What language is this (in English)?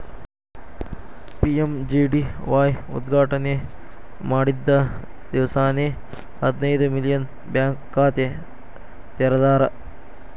Kannada